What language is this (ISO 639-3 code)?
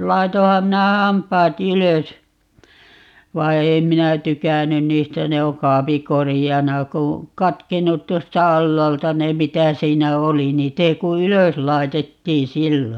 fin